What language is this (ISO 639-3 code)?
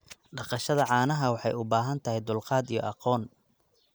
som